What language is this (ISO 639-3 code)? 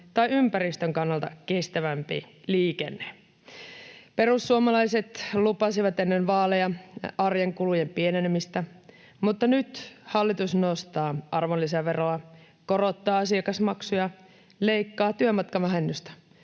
fin